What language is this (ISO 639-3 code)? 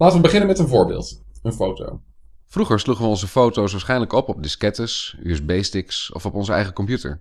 nld